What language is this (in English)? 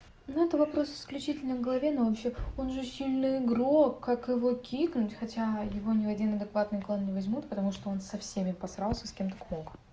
Russian